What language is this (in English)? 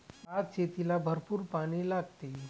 Marathi